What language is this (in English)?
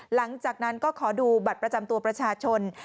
Thai